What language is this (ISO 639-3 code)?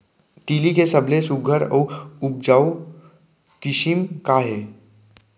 hne